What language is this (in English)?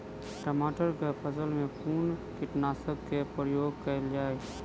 Maithili